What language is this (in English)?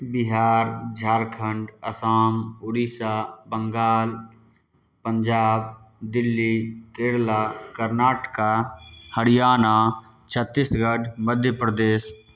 Maithili